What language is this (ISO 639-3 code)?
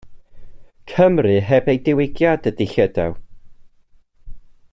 cym